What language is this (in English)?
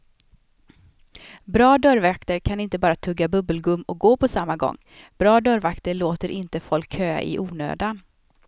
Swedish